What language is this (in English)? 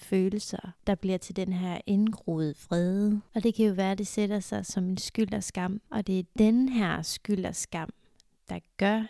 Danish